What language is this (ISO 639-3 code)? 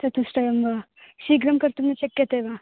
san